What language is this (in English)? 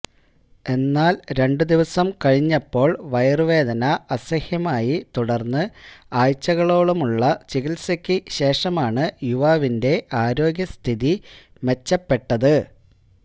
Malayalam